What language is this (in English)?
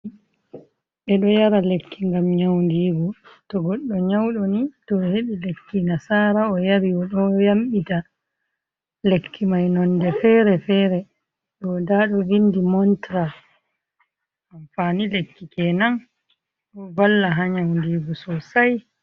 Fula